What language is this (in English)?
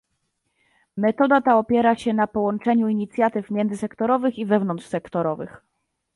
Polish